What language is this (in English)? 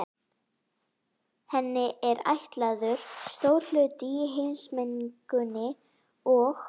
Icelandic